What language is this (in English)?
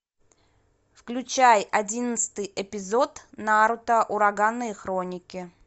Russian